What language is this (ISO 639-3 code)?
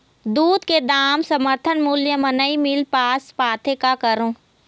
hne